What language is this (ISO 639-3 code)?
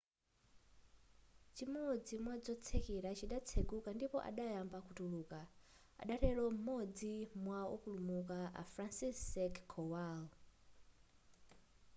nya